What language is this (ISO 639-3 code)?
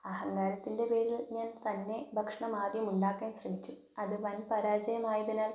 mal